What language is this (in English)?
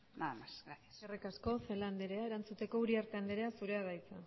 Basque